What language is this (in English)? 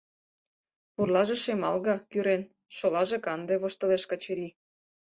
Mari